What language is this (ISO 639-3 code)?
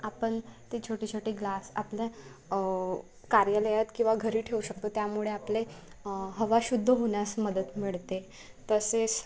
mar